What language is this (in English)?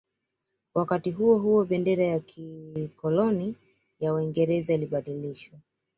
Swahili